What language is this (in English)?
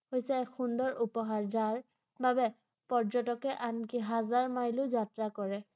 Assamese